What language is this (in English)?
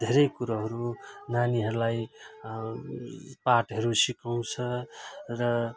Nepali